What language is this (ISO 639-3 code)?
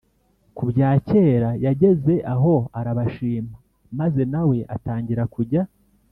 kin